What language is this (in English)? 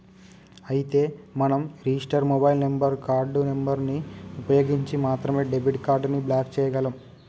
Telugu